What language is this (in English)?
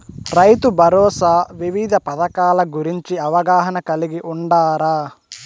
Telugu